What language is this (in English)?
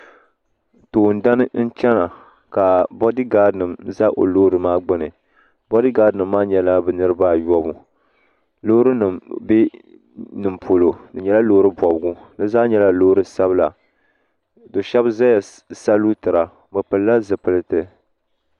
Dagbani